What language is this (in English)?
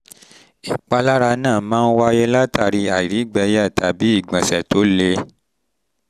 Yoruba